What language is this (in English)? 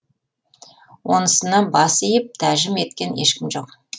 Kazakh